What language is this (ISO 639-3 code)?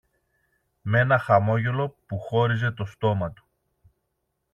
ell